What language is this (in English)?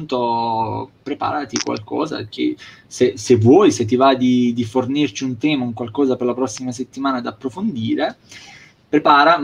Italian